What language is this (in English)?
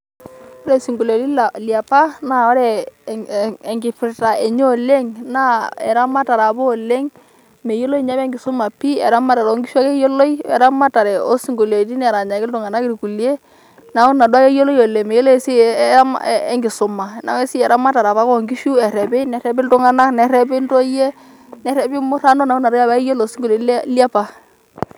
Masai